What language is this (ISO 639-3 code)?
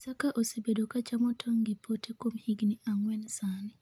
luo